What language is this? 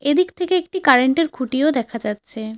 Bangla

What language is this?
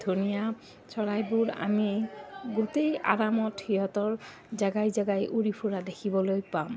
Assamese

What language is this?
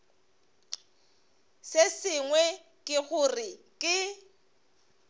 Northern Sotho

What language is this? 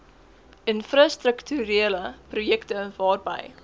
Afrikaans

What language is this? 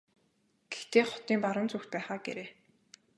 Mongolian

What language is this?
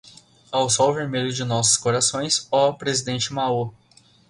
Portuguese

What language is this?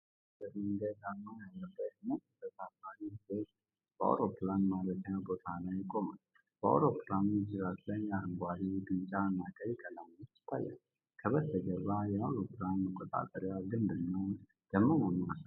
Amharic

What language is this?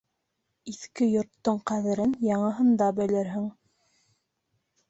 Bashkir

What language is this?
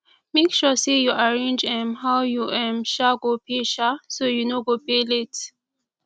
Nigerian Pidgin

